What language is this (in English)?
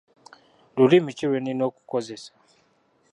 Ganda